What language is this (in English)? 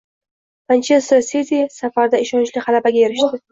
Uzbek